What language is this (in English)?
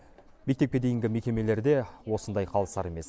Kazakh